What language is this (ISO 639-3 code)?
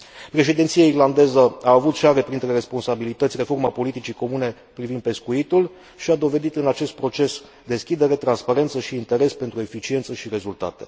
ron